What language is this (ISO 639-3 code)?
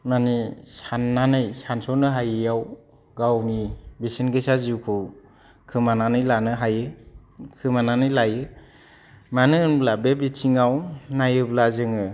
brx